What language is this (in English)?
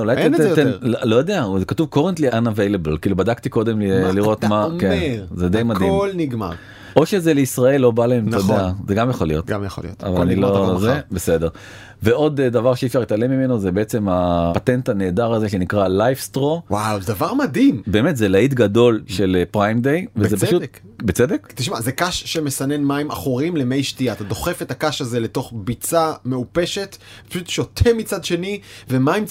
Hebrew